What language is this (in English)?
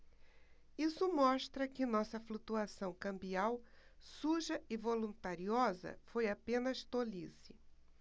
Portuguese